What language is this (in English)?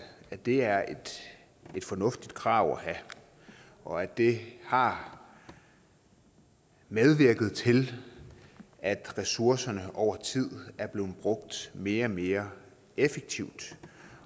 Danish